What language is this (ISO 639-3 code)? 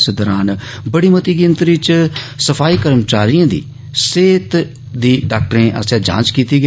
doi